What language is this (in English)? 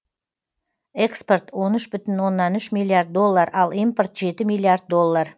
Kazakh